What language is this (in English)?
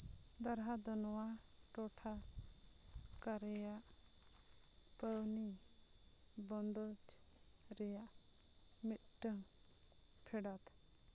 Santali